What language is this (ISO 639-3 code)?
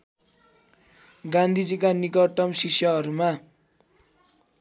nep